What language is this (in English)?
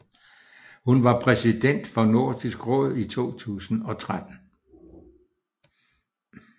Danish